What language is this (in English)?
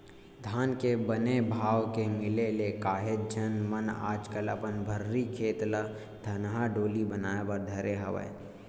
Chhattisgarhi